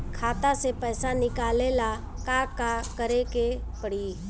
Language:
Bhojpuri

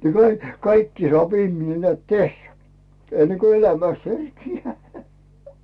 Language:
Finnish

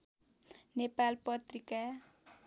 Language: Nepali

